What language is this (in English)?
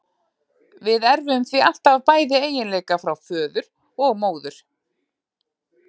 Icelandic